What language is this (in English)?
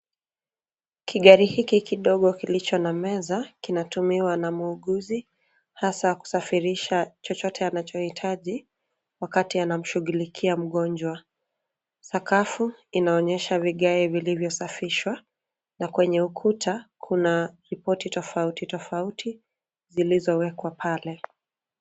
Swahili